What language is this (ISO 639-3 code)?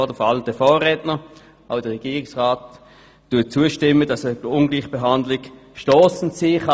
gsw